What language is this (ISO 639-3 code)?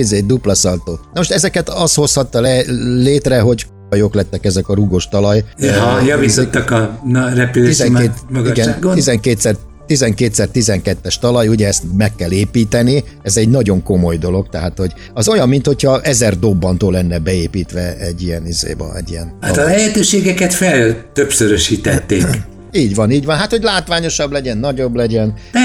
hun